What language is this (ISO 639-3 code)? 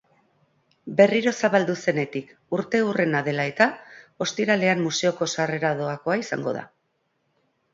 eus